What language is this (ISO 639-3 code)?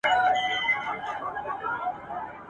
pus